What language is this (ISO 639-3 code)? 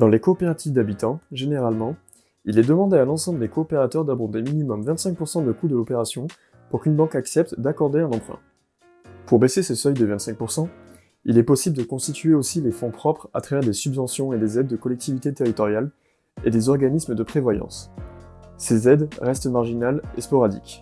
fra